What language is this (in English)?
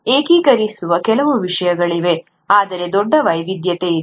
Kannada